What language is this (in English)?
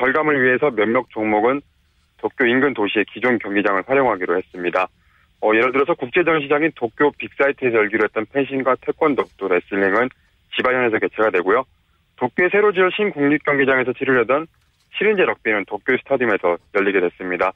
Korean